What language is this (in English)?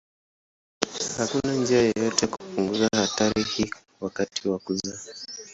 Swahili